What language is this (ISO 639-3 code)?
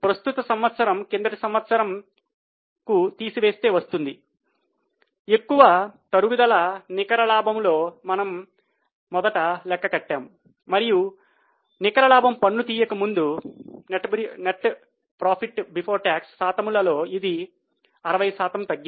tel